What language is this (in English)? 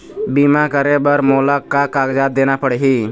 Chhattisgarhi